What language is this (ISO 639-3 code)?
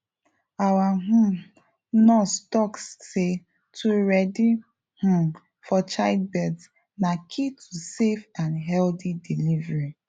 pcm